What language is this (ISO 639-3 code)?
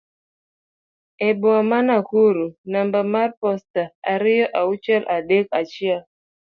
luo